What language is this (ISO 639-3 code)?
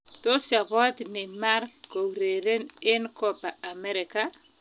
kln